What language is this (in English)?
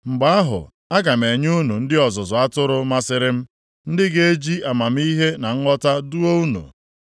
Igbo